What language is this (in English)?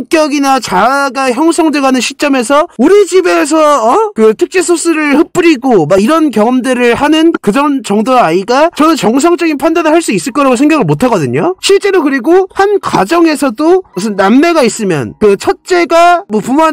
Korean